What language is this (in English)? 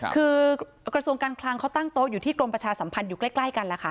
Thai